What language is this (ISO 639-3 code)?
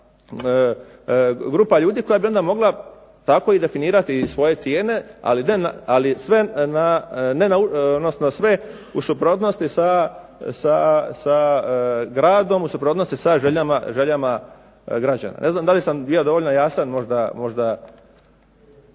hrv